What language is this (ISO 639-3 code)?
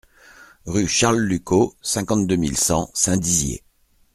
fra